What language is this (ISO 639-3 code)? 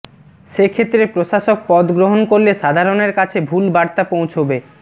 ben